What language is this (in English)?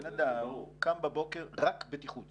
Hebrew